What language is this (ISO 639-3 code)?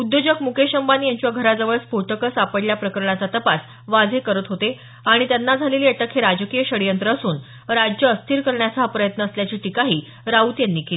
mar